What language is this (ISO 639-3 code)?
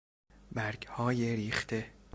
fas